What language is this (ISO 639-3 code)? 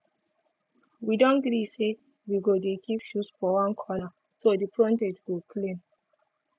pcm